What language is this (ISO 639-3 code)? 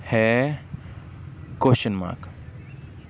pan